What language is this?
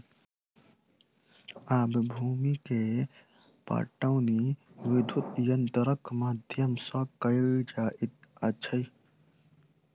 Maithili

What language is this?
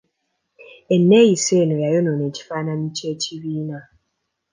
Ganda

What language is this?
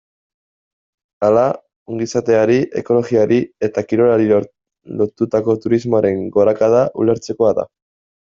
Basque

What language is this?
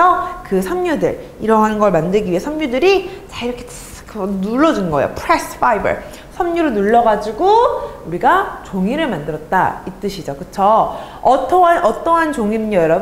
Korean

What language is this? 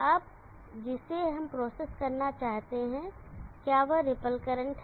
Hindi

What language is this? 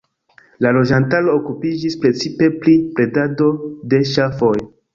Esperanto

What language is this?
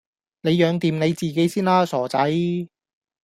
Cantonese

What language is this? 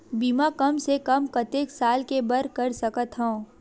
Chhattisgarhi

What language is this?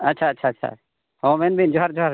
Santali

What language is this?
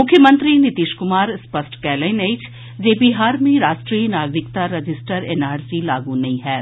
Maithili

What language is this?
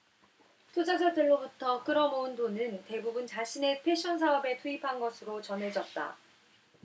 Korean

